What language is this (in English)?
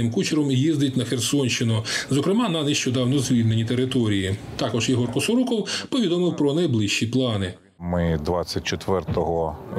Ukrainian